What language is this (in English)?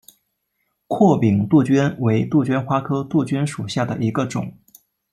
Chinese